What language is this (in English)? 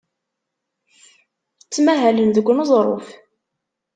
Kabyle